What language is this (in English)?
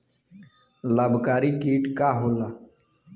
Bhojpuri